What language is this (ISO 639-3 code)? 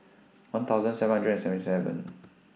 eng